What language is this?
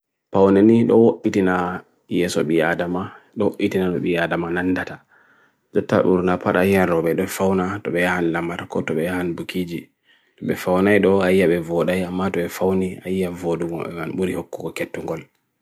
Bagirmi Fulfulde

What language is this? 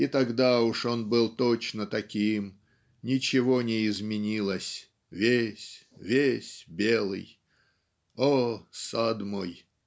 Russian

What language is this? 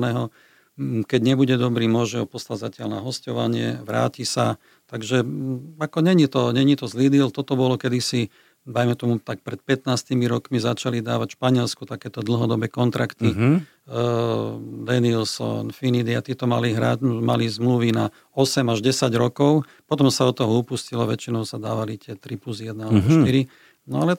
Slovak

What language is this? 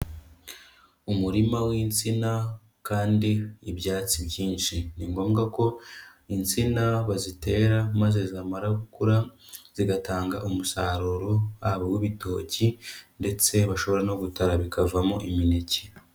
Kinyarwanda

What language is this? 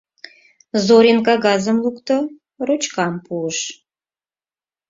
Mari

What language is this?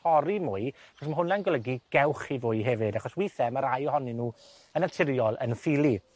Welsh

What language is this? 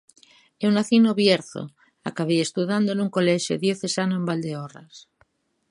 Galician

